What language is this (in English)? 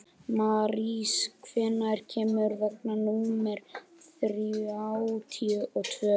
Icelandic